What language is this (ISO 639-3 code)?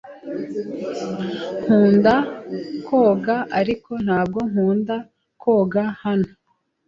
kin